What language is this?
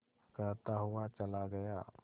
Hindi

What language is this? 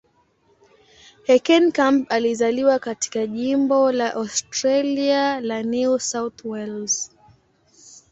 Swahili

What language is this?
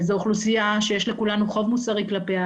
Hebrew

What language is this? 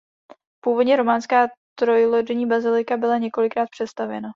Czech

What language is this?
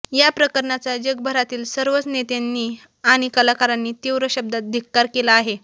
Marathi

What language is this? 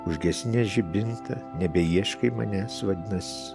Lithuanian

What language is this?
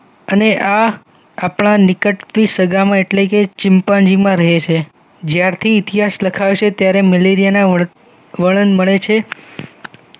Gujarati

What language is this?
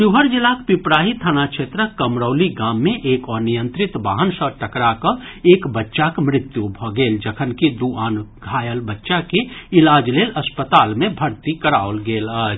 Maithili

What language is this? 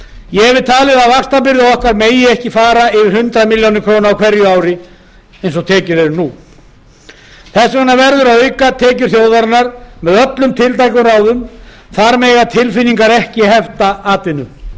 Icelandic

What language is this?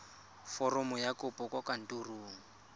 Tswana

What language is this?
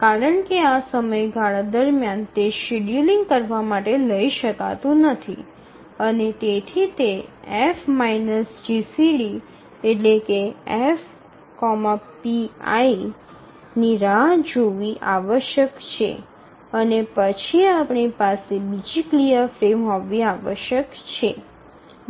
Gujarati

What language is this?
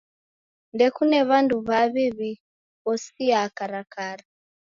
Taita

